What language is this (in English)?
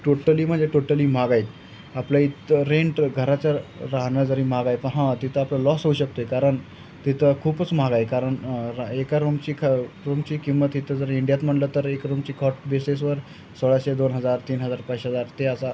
Marathi